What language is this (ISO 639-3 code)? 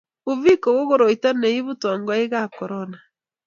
kln